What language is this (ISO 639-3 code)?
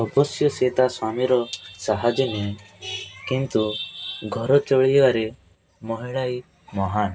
ori